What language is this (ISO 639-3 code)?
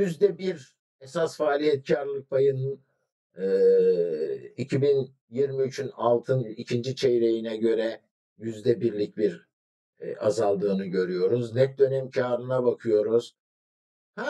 tur